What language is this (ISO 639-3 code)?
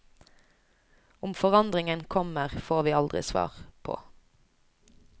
nor